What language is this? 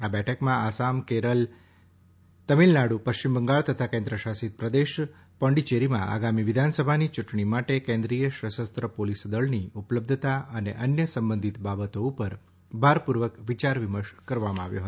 Gujarati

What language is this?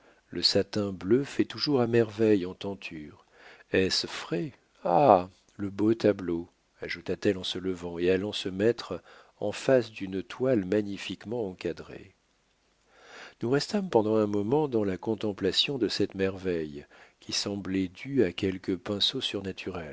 French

